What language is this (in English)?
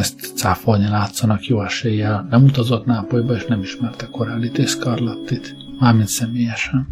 Hungarian